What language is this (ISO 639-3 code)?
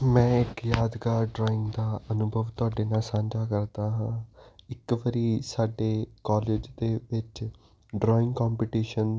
pan